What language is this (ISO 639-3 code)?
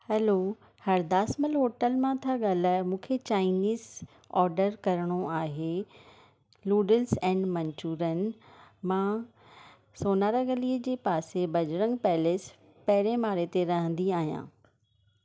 snd